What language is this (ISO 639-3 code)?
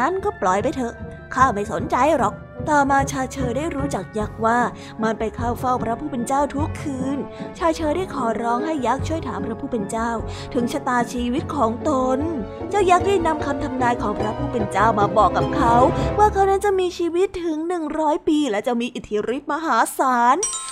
tha